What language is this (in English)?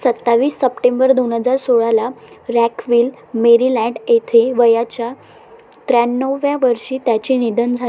Marathi